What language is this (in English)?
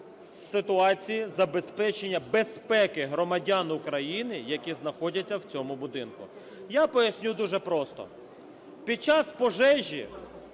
Ukrainian